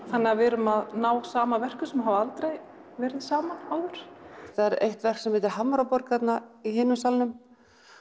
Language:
Icelandic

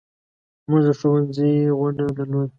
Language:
Pashto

